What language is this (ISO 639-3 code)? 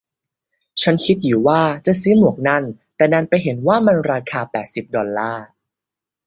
tha